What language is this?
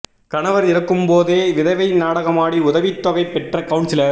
Tamil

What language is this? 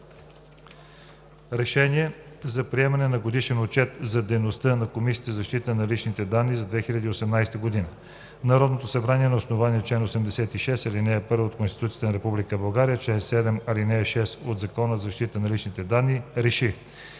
Bulgarian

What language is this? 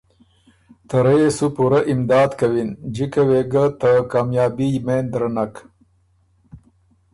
Ormuri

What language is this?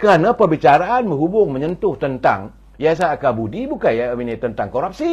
Malay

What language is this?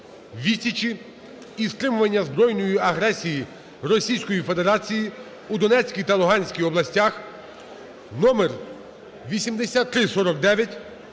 Ukrainian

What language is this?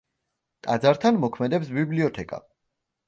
Georgian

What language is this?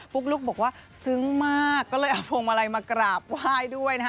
Thai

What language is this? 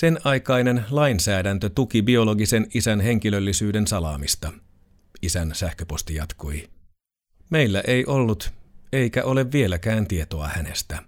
Finnish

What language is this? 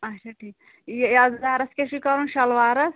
Kashmiri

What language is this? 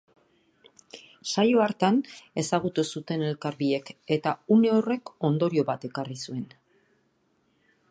Basque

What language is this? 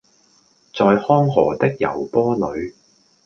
Cantonese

